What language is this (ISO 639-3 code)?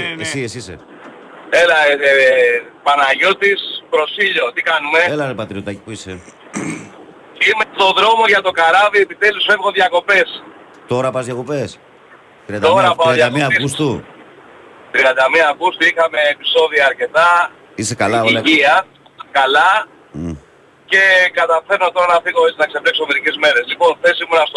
ell